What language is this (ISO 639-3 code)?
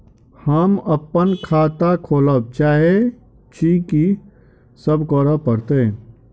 mai